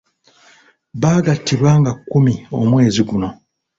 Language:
Ganda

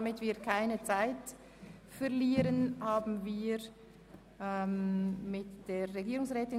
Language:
Swiss German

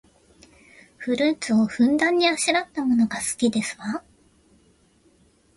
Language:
Japanese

